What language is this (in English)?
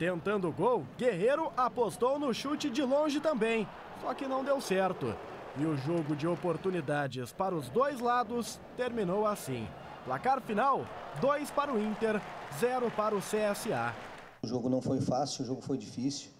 Portuguese